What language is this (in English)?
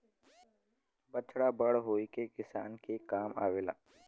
Bhojpuri